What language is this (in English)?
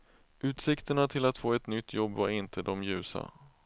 Swedish